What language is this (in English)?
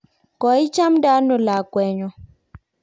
Kalenjin